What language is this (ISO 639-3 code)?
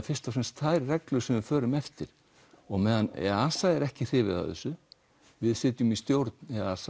isl